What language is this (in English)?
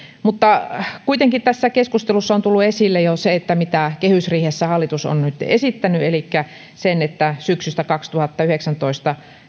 Finnish